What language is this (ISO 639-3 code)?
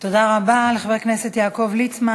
heb